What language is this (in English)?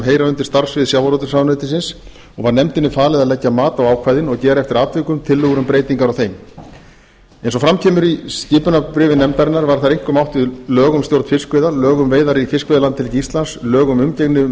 Icelandic